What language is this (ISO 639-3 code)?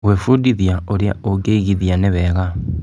kik